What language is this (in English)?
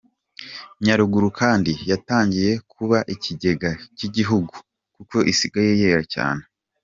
Kinyarwanda